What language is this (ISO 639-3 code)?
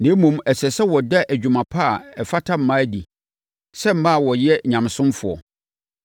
aka